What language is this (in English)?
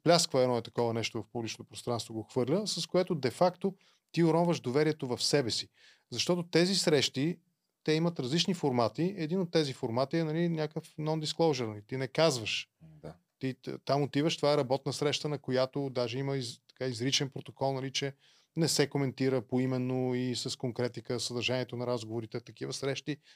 Bulgarian